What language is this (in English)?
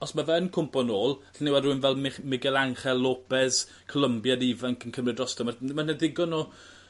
Welsh